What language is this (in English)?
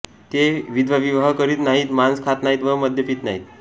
Marathi